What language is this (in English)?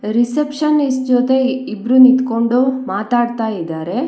Kannada